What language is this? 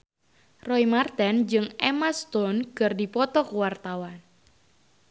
Sundanese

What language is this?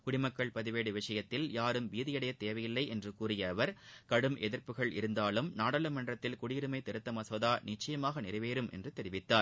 Tamil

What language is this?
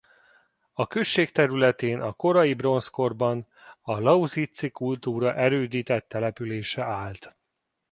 Hungarian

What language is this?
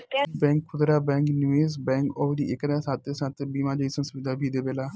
Bhojpuri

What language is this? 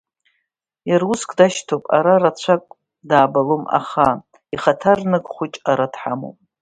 Abkhazian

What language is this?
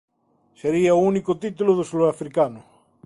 Galician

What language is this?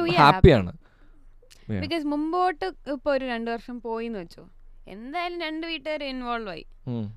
Malayalam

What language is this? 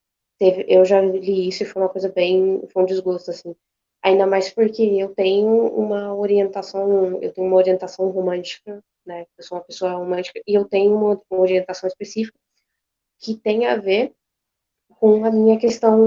Portuguese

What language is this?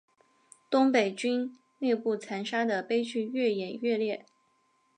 Chinese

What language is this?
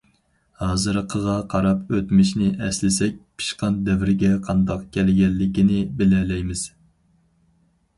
Uyghur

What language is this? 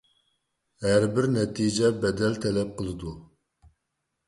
Uyghur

